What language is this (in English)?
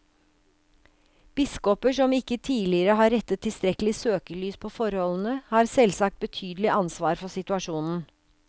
Norwegian